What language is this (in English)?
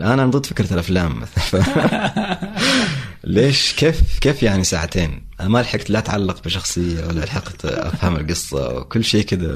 Arabic